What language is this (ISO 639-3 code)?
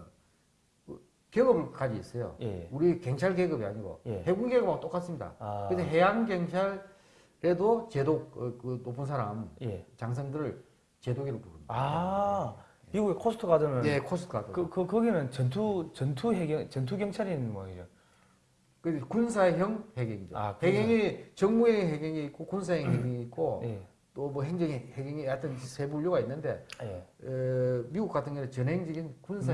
kor